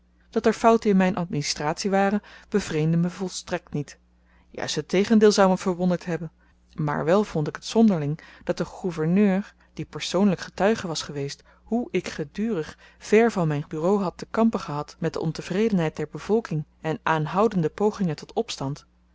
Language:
Dutch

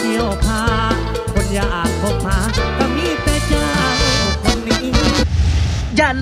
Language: Thai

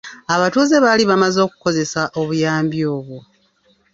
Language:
Ganda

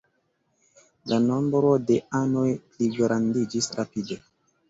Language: Esperanto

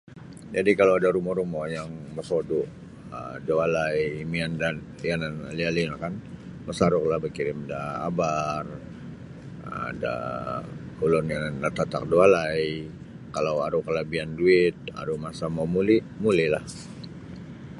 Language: Sabah Bisaya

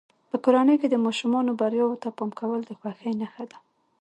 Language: Pashto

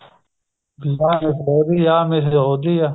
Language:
Punjabi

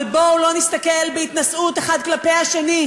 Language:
Hebrew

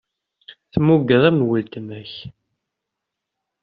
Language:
Kabyle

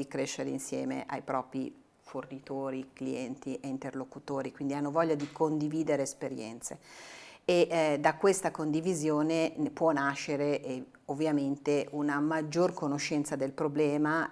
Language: Italian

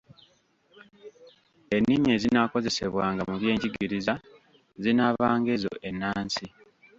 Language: Ganda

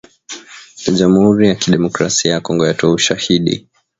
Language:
Swahili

